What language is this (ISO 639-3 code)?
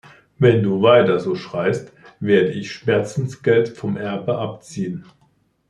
deu